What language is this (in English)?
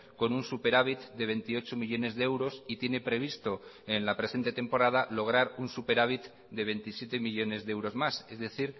Spanish